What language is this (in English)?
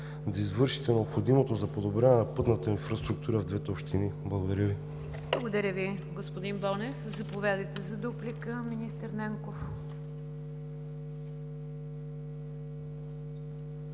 Bulgarian